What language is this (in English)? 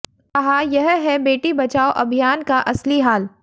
Hindi